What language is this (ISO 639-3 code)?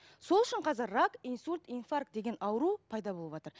kaz